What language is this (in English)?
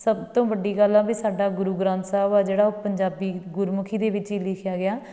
Punjabi